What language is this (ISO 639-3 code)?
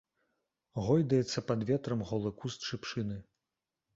bel